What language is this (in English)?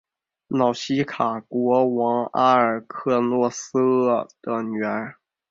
Chinese